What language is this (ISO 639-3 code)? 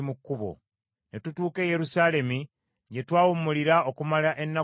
lug